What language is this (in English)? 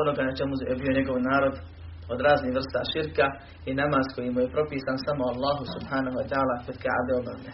Croatian